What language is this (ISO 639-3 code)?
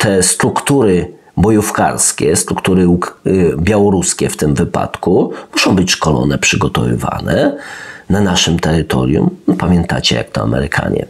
pol